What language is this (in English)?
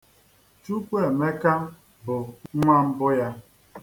Igbo